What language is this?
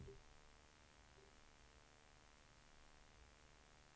Swedish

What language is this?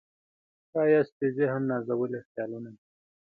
Pashto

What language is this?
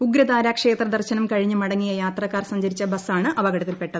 Malayalam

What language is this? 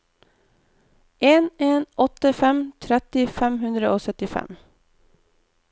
Norwegian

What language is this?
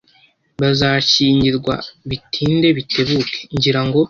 Kinyarwanda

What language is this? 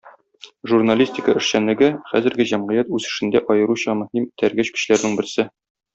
Tatar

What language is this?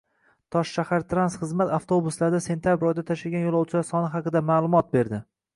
Uzbek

